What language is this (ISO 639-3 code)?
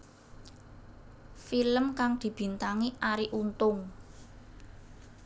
jav